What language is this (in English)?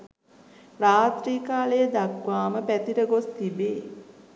Sinhala